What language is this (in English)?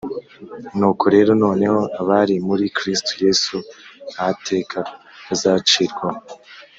Kinyarwanda